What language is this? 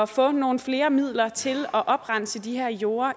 Danish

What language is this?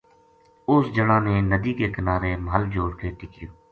Gujari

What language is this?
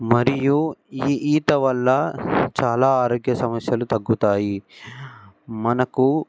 Telugu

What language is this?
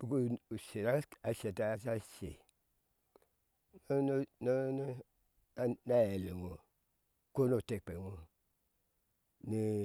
Ashe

